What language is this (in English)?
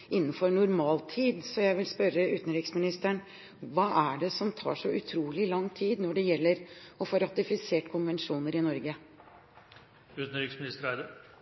Norwegian Bokmål